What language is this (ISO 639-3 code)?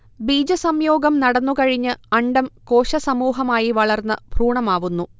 mal